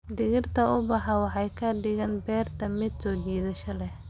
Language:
Somali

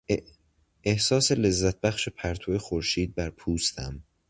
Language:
Persian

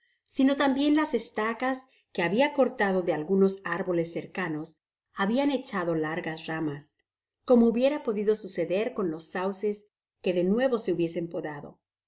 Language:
Spanish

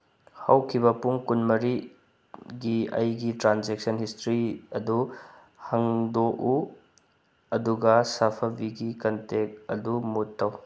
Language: Manipuri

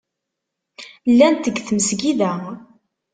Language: Kabyle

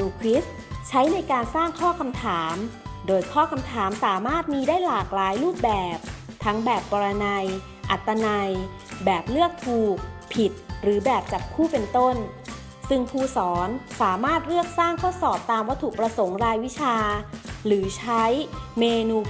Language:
Thai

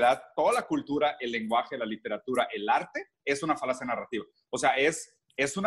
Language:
Spanish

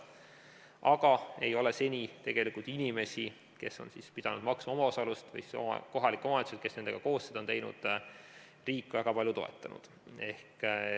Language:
Estonian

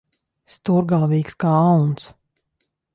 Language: Latvian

